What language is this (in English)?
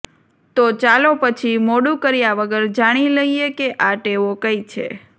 Gujarati